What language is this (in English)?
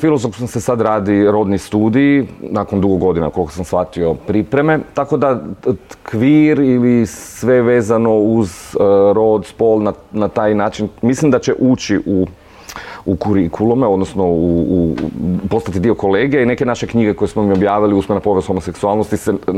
Croatian